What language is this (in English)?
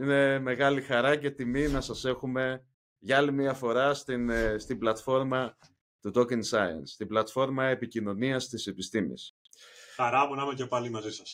Greek